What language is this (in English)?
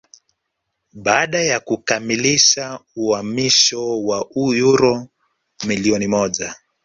Swahili